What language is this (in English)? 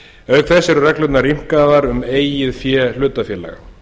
Icelandic